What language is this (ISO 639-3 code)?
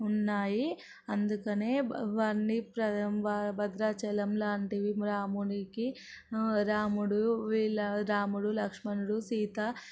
tel